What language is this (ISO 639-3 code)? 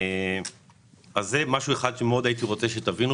heb